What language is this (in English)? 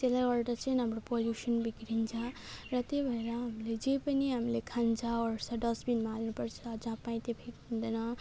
Nepali